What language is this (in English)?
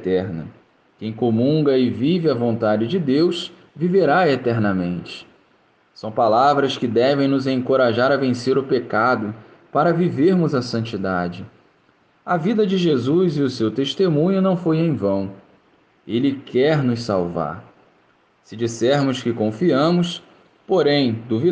Portuguese